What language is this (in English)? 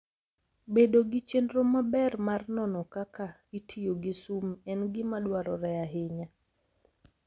Luo (Kenya and Tanzania)